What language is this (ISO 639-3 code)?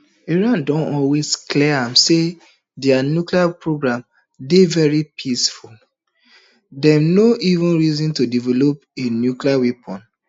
pcm